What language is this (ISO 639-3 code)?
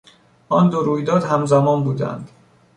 fas